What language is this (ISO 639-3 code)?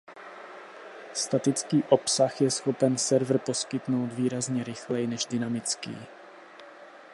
ces